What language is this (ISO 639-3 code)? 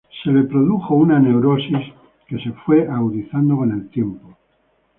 spa